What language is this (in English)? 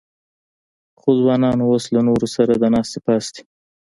Pashto